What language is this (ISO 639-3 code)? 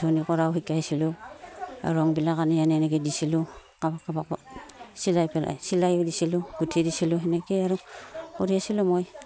asm